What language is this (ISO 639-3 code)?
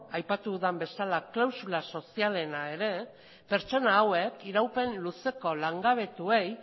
eus